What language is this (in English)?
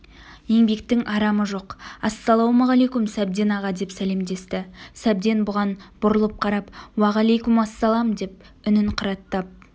Kazakh